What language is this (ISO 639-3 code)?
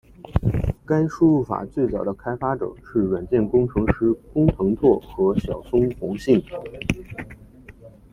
zho